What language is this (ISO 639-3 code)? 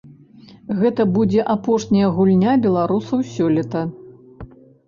bel